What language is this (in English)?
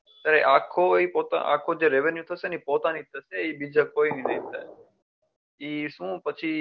Gujarati